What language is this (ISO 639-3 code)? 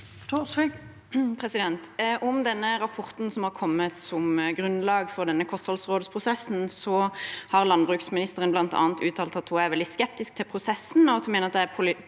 nor